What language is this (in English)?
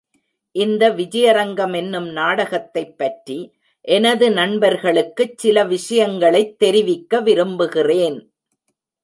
Tamil